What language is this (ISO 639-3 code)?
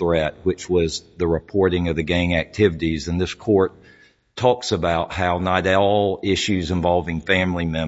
eng